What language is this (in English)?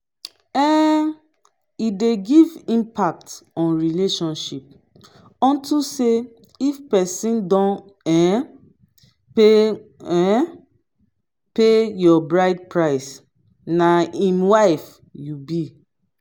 Nigerian Pidgin